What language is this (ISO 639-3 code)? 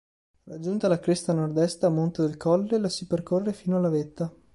ita